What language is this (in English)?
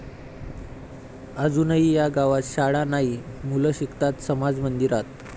Marathi